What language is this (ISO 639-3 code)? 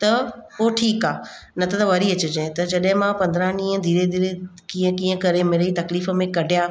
snd